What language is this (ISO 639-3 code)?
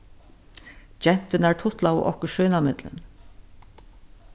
fao